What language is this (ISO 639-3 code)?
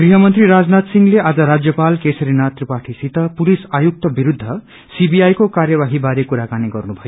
nep